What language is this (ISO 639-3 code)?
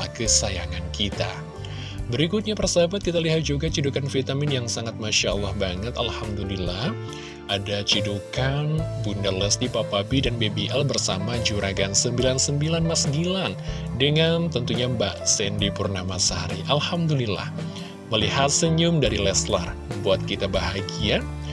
ind